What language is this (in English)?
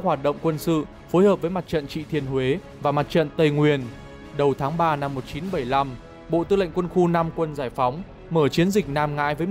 Vietnamese